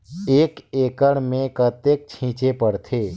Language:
Chhattisgarhi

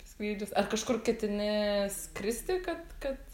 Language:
Lithuanian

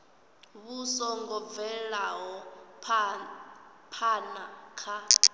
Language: Venda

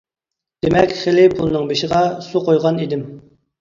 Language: Uyghur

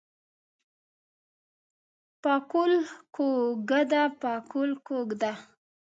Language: Pashto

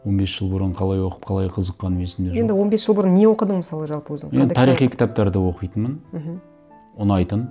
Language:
Kazakh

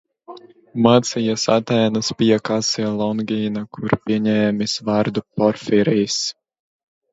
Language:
Latvian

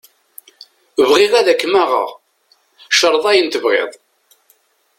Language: Kabyle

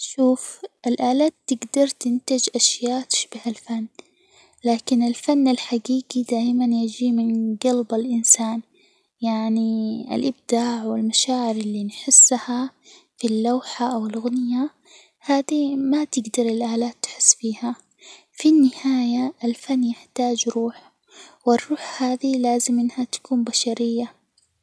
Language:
Hijazi Arabic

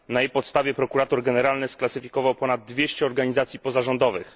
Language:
Polish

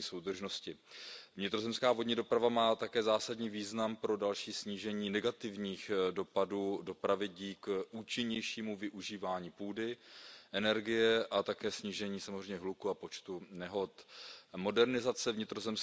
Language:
Czech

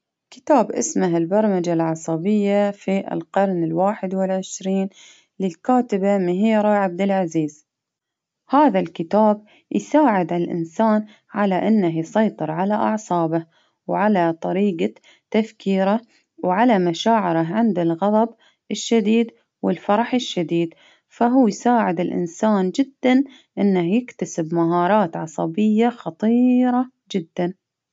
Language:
Baharna Arabic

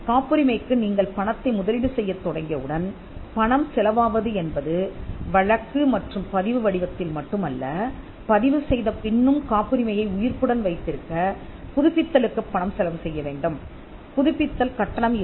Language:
Tamil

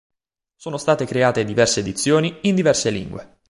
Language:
Italian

